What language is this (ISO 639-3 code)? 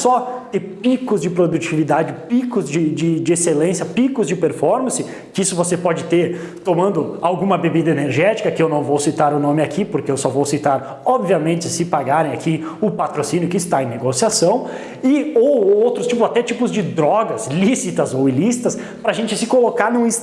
por